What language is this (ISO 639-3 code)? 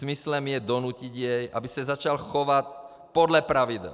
ces